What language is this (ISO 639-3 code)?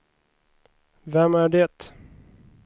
swe